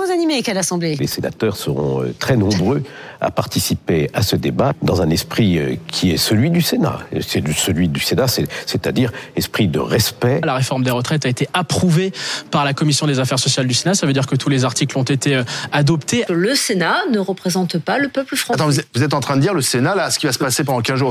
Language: French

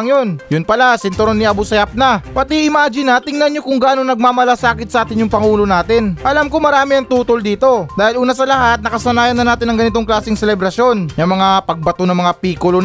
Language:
Filipino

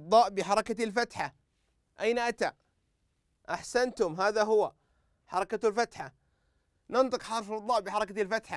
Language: Arabic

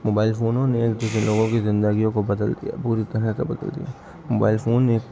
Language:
Urdu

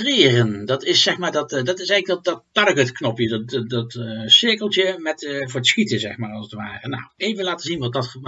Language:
Dutch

